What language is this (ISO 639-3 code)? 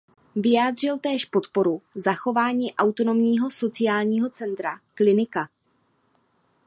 ces